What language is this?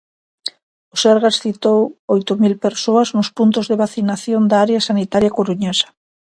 Galician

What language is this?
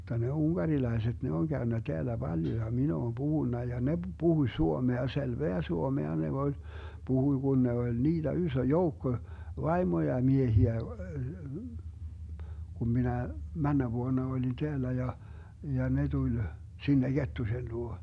Finnish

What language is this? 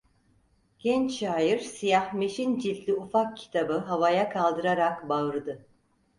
Turkish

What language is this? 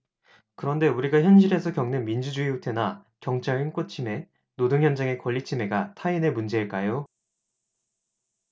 Korean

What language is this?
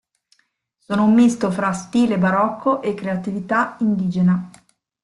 Italian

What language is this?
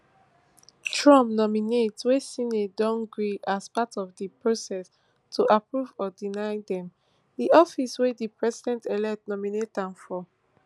Nigerian Pidgin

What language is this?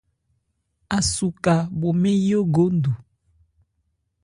Ebrié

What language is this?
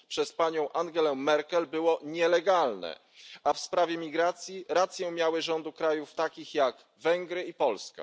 Polish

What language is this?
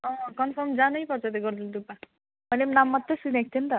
Nepali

